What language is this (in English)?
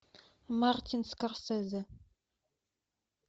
Russian